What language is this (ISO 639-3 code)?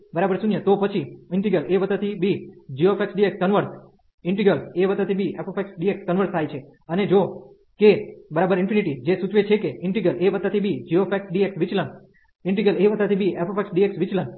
guj